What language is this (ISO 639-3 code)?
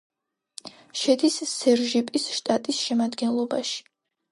kat